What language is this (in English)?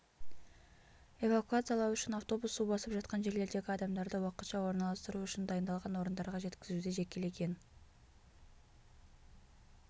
Kazakh